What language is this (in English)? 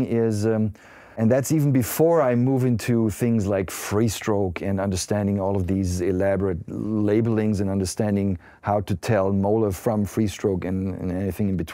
English